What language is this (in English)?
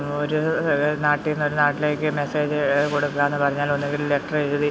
Malayalam